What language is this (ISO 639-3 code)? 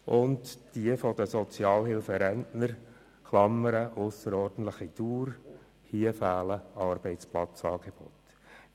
gsw